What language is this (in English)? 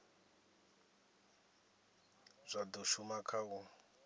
Venda